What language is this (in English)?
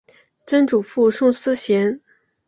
Chinese